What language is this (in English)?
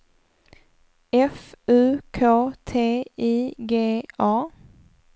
Swedish